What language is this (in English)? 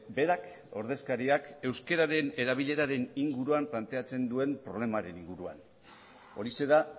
Basque